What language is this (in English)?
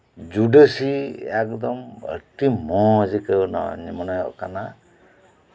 Santali